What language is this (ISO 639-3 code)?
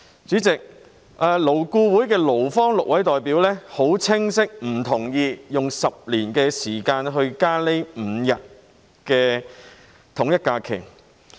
yue